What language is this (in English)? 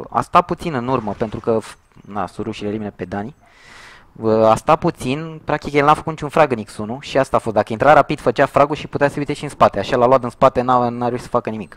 Romanian